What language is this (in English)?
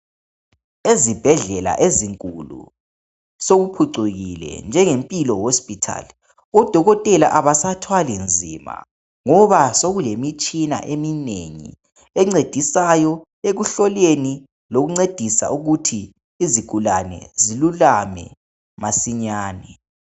North Ndebele